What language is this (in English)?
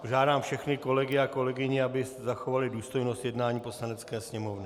Czech